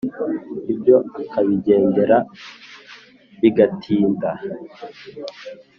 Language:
Kinyarwanda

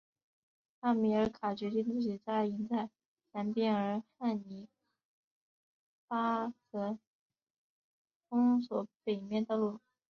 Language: Chinese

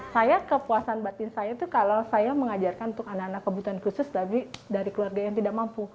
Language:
Indonesian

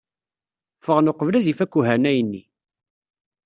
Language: Kabyle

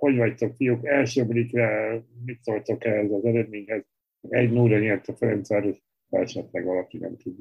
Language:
Hungarian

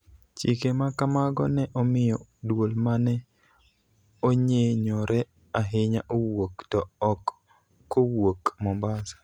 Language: Luo (Kenya and Tanzania)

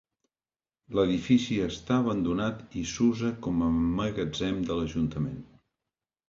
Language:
Catalan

